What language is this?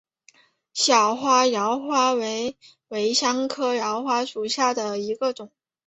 Chinese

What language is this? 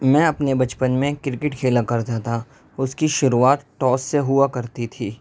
Urdu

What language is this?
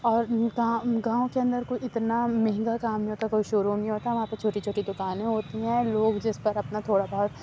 Urdu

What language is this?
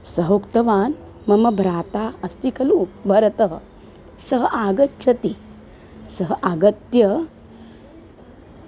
Sanskrit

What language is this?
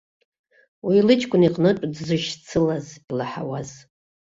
Abkhazian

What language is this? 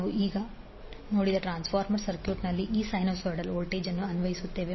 Kannada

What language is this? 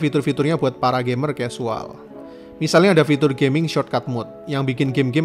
Indonesian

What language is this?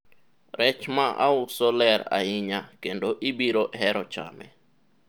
Luo (Kenya and Tanzania)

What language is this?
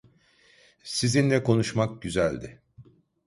Turkish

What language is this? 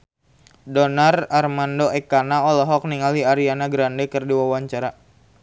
Sundanese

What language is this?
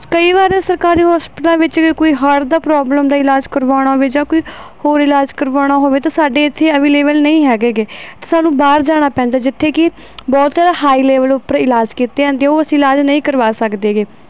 Punjabi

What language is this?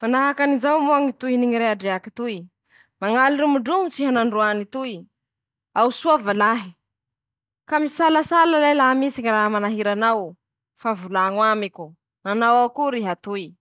Masikoro Malagasy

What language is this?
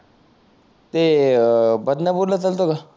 Marathi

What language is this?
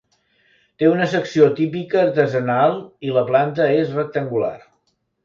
Catalan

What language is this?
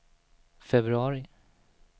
Swedish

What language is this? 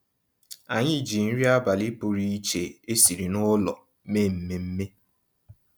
Igbo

